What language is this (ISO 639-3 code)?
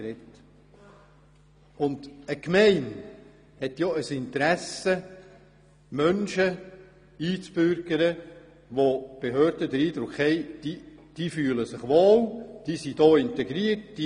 gsw